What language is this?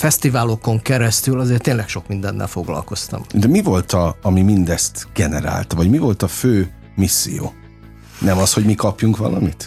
Hungarian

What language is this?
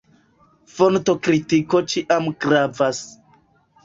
Esperanto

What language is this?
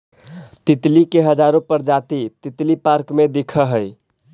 Magahi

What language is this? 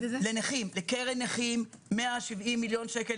Hebrew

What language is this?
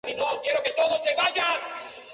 Spanish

